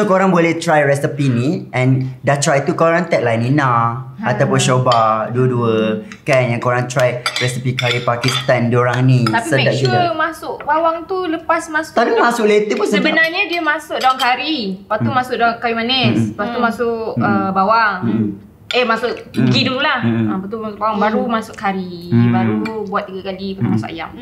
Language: Malay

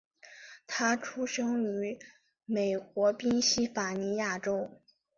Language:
Chinese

